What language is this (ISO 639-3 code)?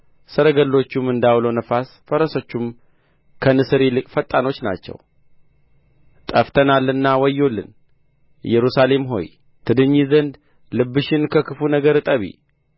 amh